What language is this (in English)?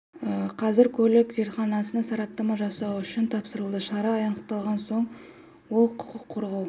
Kazakh